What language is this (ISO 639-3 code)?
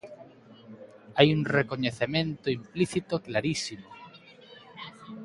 glg